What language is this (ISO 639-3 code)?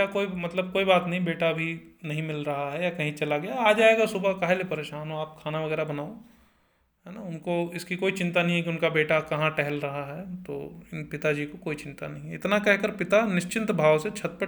hin